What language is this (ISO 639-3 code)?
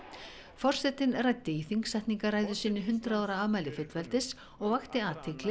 isl